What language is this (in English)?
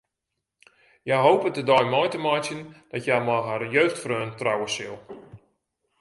Western Frisian